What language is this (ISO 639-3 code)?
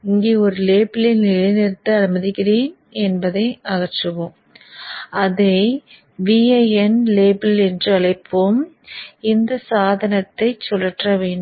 tam